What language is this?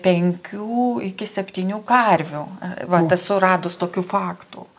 Lithuanian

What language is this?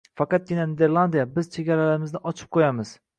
Uzbek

